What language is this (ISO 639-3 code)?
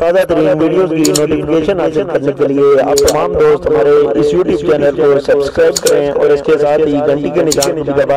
ara